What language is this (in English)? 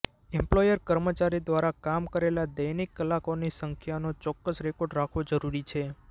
Gujarati